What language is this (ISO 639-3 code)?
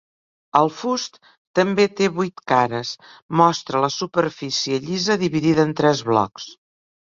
cat